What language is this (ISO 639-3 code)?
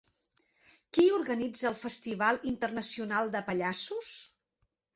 cat